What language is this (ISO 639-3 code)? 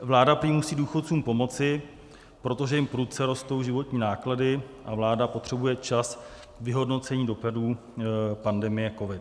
ces